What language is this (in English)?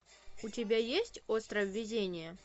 Russian